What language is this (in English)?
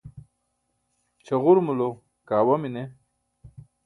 Burushaski